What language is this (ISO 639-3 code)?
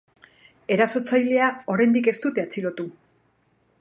eus